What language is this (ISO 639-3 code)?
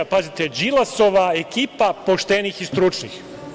srp